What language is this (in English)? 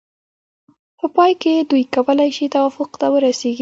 Pashto